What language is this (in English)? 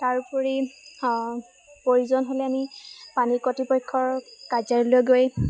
Assamese